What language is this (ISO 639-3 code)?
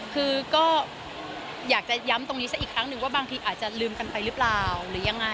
tha